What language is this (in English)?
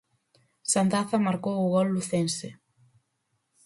Galician